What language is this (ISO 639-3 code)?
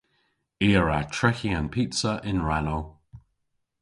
cor